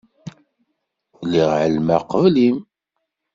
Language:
Kabyle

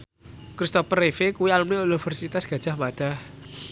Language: Javanese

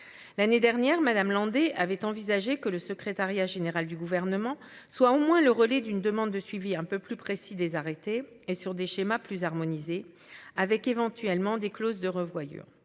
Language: French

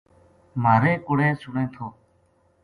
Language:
Gujari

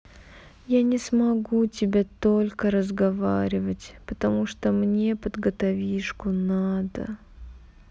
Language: Russian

